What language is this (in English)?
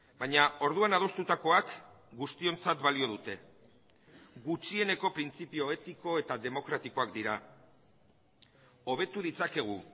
Basque